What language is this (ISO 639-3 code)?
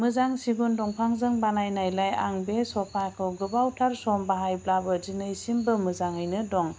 brx